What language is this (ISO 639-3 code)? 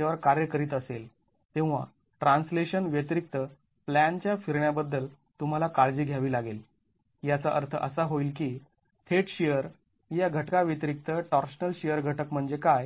mar